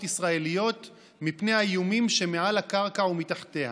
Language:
Hebrew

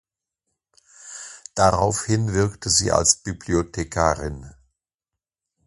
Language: German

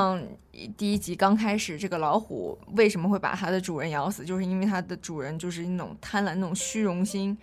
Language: Chinese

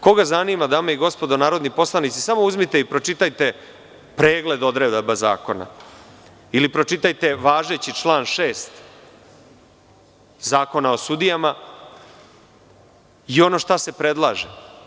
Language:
Serbian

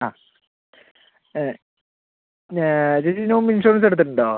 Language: Malayalam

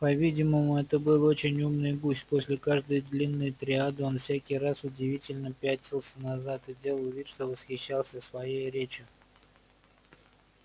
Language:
Russian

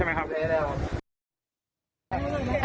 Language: Thai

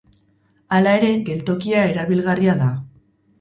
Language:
Basque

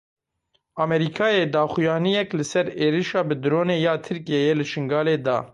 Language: Kurdish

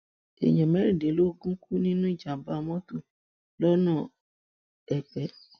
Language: Yoruba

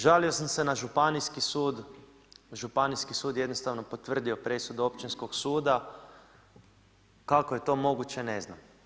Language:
Croatian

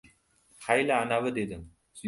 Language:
Uzbek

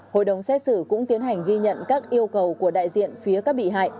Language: Vietnamese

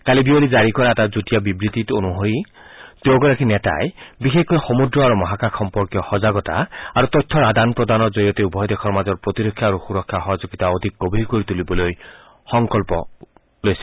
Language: Assamese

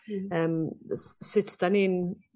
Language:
Welsh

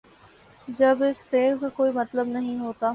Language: Urdu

